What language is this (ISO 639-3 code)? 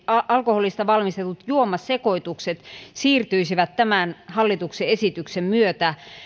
fin